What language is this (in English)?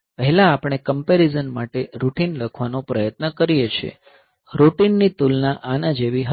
Gujarati